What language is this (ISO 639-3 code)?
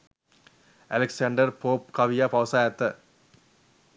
sin